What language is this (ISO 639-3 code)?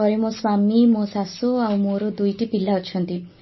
ori